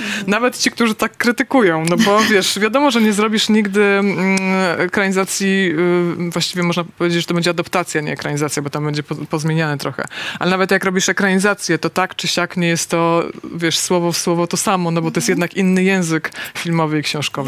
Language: Polish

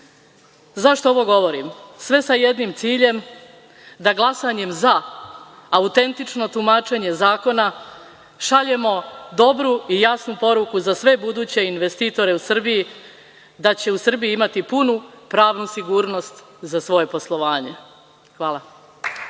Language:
Serbian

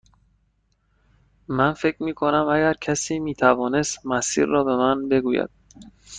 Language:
Persian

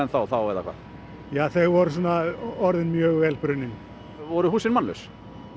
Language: Icelandic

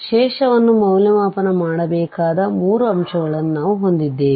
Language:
Kannada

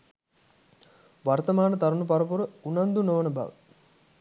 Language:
Sinhala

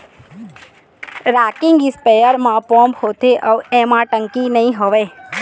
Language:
Chhattisgarhi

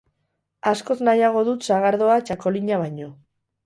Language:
Basque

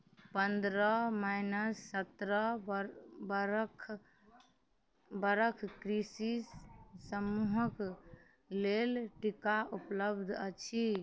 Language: Maithili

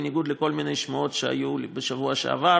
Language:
Hebrew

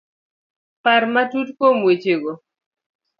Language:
Luo (Kenya and Tanzania)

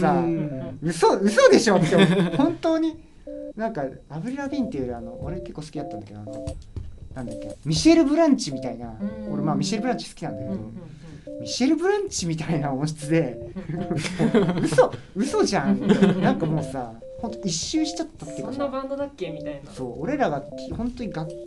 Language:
Japanese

